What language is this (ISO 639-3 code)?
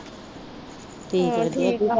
pan